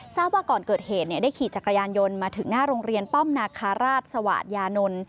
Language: Thai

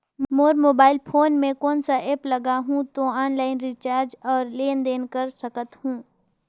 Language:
Chhattisgarhi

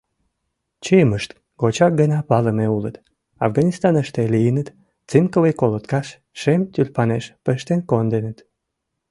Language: Mari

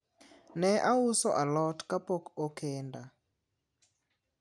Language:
Luo (Kenya and Tanzania)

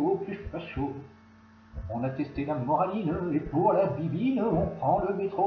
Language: French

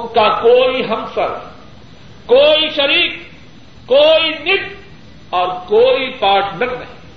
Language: Urdu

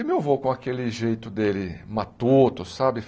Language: Portuguese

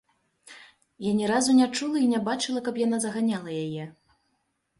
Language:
Belarusian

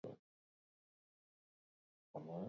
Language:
Basque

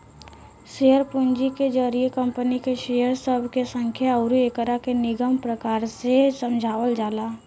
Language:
Bhojpuri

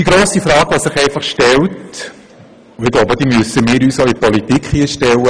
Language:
Swiss German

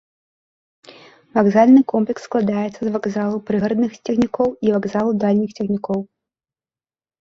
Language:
Belarusian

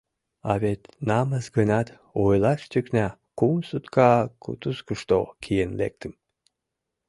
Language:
Mari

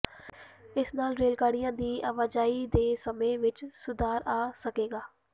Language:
Punjabi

